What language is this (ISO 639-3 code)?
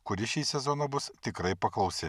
lit